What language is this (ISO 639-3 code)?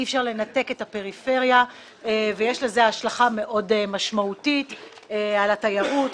heb